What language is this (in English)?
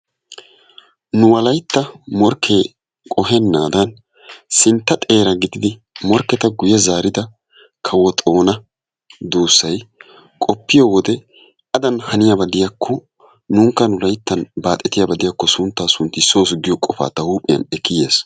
Wolaytta